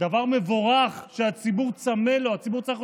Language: Hebrew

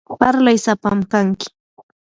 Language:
Yanahuanca Pasco Quechua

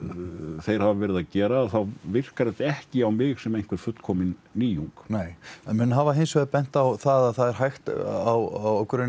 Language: Icelandic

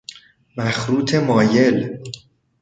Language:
Persian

